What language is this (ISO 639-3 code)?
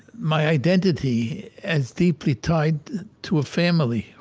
eng